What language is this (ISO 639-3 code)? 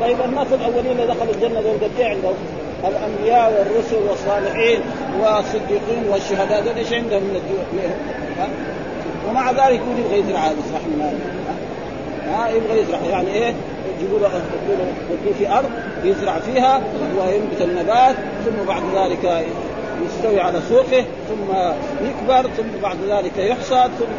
ara